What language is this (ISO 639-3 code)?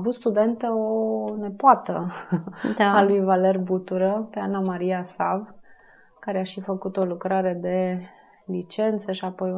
ron